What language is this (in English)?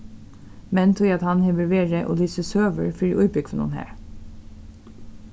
Faroese